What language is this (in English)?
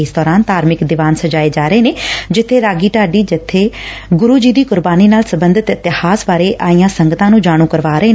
Punjabi